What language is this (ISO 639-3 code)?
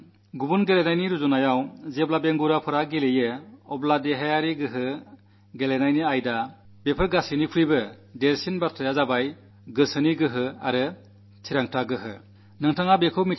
mal